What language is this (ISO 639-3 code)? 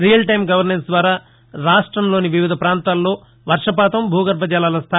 tel